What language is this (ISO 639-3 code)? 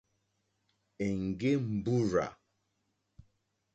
bri